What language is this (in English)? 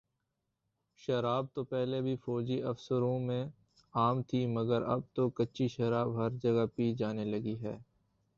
Urdu